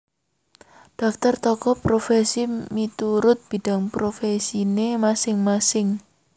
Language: Javanese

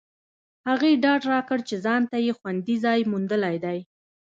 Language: Pashto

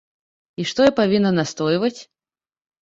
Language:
Belarusian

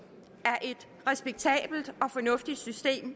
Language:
Danish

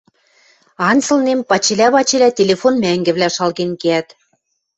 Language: Western Mari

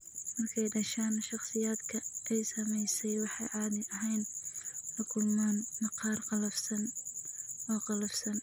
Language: Somali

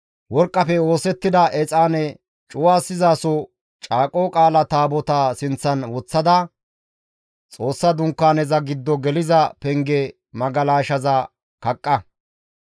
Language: Gamo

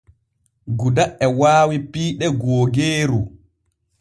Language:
Borgu Fulfulde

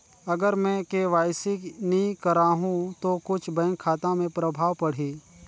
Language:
Chhattisgarhi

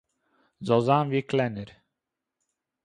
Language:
Yiddish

